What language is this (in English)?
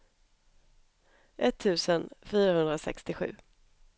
Swedish